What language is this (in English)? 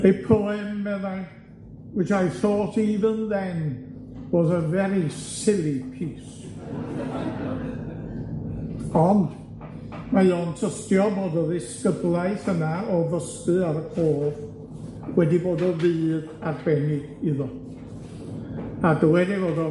Welsh